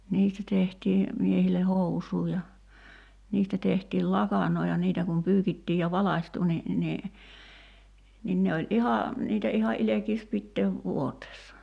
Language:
Finnish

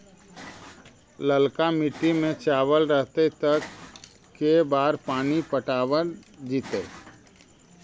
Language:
Magahi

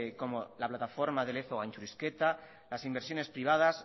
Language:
Spanish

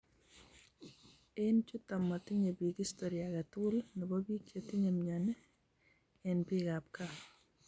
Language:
Kalenjin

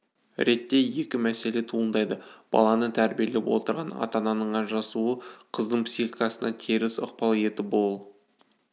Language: Kazakh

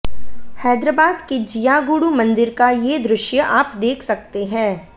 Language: Hindi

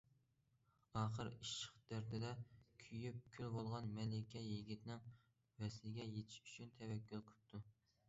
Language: Uyghur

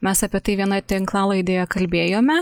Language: Lithuanian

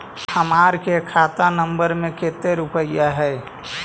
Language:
Magahi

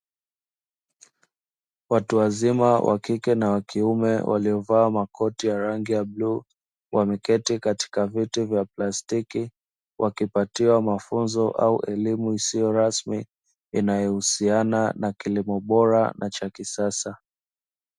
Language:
Swahili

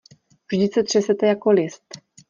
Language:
Czech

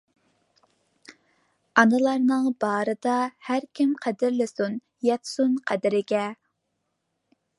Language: Uyghur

